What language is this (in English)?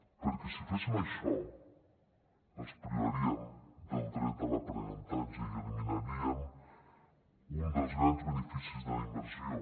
Catalan